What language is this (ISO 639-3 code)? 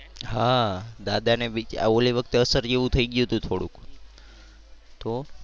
guj